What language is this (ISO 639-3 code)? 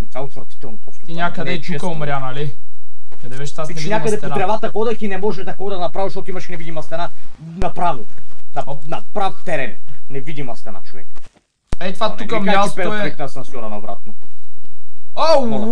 bul